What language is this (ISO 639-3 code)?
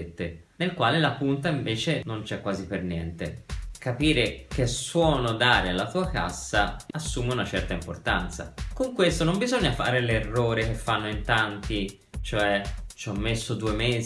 ita